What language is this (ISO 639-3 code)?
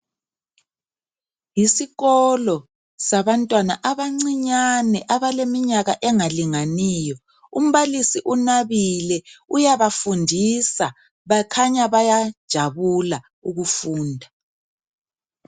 nde